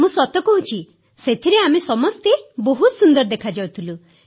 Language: Odia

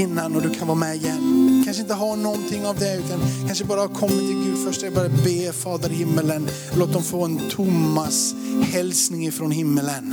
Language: Swedish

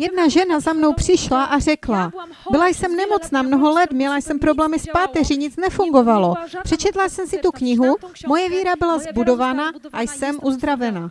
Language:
Czech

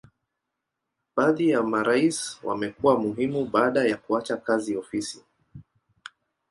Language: Swahili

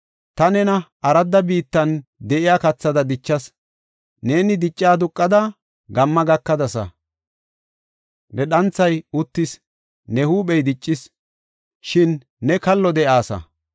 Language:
Gofa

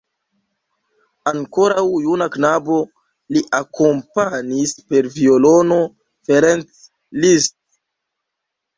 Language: Esperanto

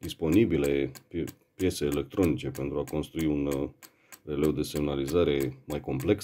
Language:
Romanian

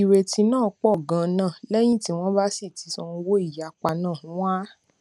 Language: Yoruba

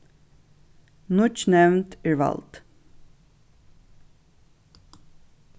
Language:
Faroese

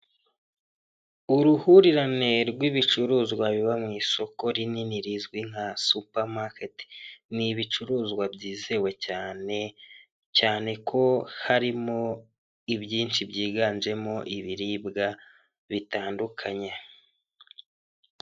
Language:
Kinyarwanda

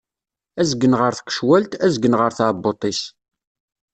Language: Kabyle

